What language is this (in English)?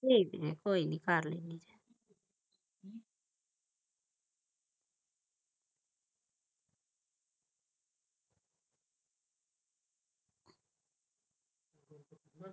Punjabi